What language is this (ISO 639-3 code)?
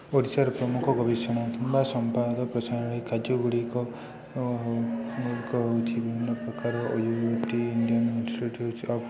ori